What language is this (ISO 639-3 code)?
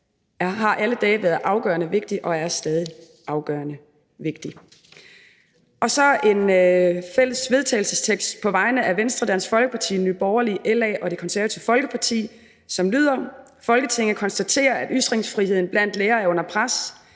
dan